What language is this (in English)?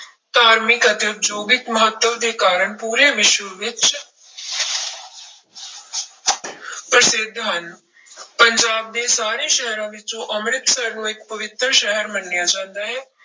Punjabi